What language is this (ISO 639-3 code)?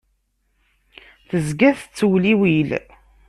kab